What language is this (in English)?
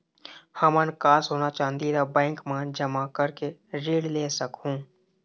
Chhattisgarhi